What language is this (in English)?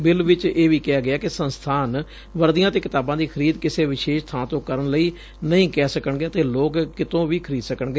Punjabi